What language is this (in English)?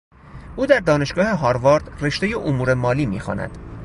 Persian